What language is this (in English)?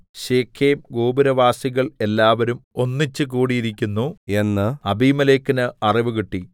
Malayalam